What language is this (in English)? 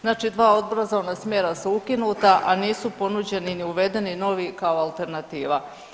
Croatian